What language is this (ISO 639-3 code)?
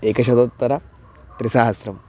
san